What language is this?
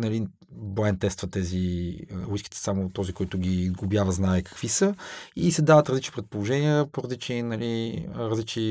Bulgarian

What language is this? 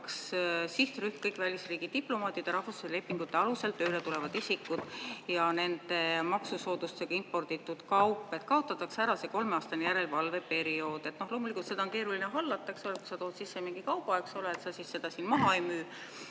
Estonian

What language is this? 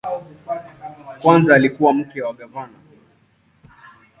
Swahili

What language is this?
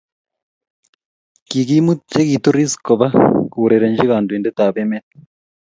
Kalenjin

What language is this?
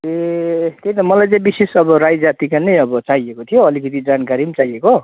Nepali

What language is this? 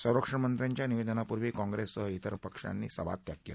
Marathi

